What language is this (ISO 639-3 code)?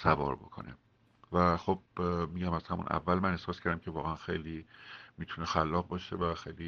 fas